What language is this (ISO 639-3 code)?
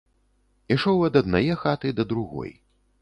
bel